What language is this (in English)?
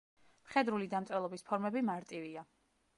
Georgian